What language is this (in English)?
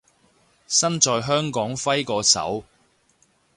Cantonese